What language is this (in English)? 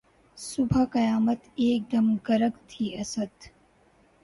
Urdu